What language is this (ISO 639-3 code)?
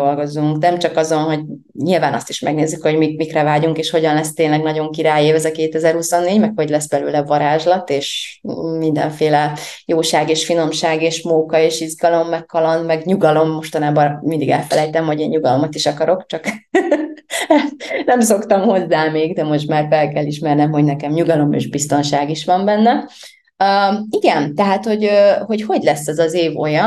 hun